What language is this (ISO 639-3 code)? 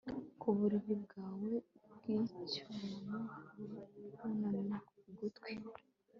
kin